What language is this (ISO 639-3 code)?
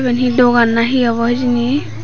ccp